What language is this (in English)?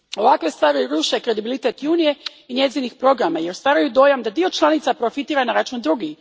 Croatian